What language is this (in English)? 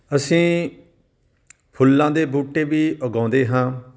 Punjabi